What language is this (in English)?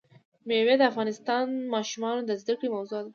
Pashto